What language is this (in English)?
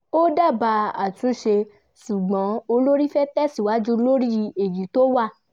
Yoruba